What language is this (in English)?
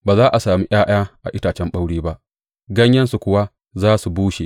Hausa